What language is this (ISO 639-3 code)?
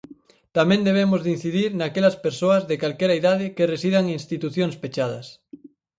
glg